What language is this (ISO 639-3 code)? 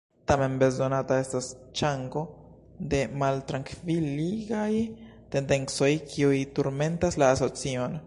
epo